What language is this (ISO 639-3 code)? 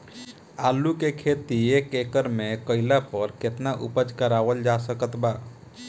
bho